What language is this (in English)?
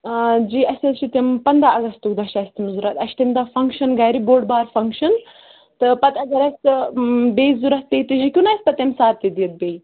Kashmiri